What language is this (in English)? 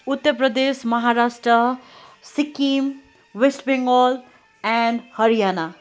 Nepali